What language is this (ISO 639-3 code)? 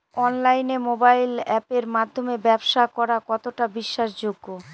ben